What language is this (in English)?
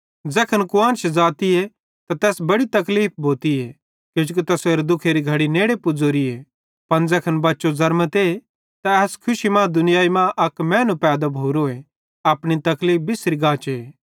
Bhadrawahi